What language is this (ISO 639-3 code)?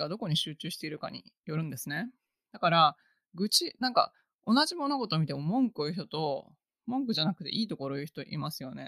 jpn